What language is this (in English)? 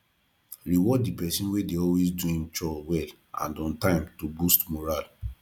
Nigerian Pidgin